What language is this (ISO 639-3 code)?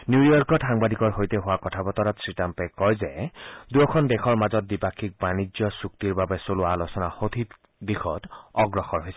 asm